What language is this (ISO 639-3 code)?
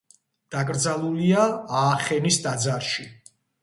kat